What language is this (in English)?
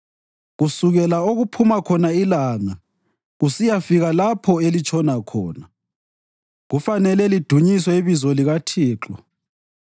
North Ndebele